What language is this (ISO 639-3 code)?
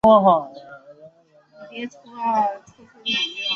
zho